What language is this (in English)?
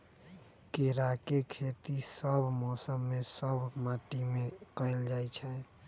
Magahi